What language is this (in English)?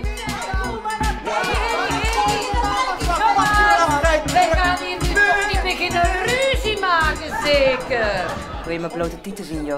Dutch